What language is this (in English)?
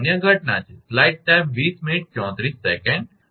Gujarati